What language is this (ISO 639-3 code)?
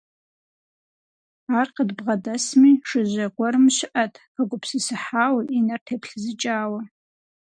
kbd